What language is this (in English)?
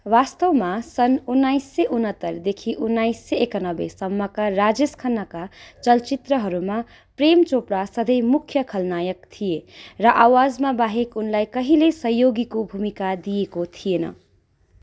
Nepali